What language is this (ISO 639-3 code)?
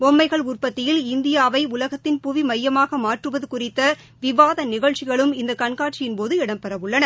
tam